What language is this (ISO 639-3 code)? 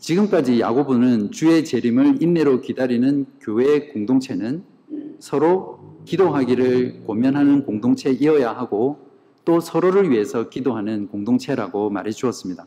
kor